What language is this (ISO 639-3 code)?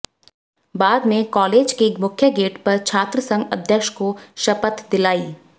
hin